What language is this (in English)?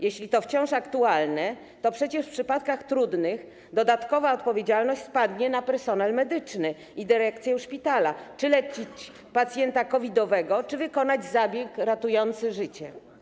Polish